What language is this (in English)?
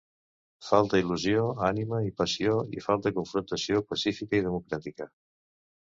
Catalan